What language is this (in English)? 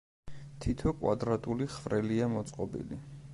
Georgian